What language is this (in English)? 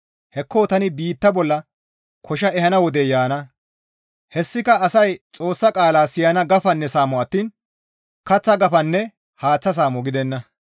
Gamo